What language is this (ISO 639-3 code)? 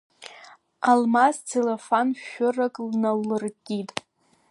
abk